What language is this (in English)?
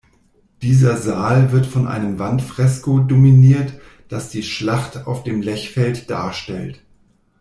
German